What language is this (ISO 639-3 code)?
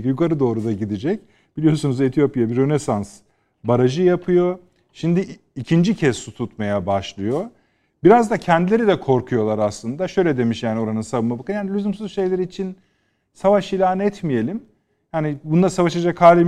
tur